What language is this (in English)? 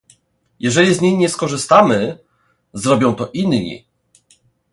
Polish